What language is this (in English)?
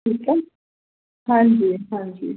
Sindhi